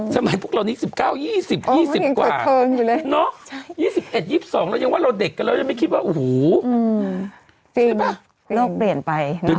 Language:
Thai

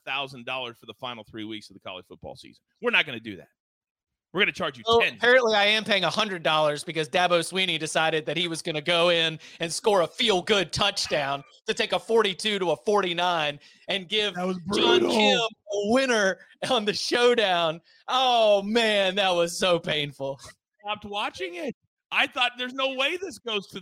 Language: English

